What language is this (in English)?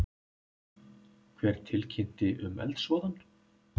Icelandic